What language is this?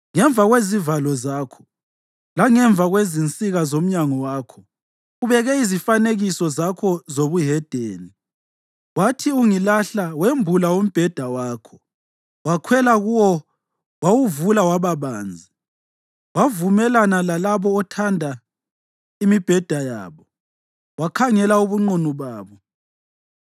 North Ndebele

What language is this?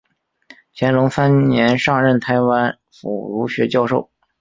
Chinese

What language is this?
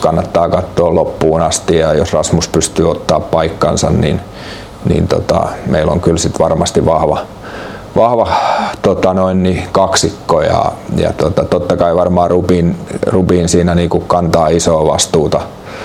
Finnish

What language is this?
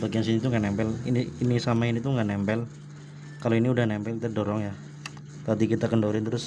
Indonesian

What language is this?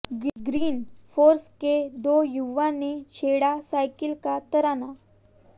Hindi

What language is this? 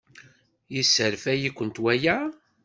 Kabyle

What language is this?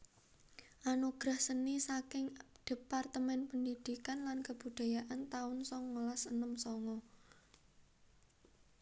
Javanese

